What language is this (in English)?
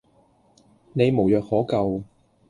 Cantonese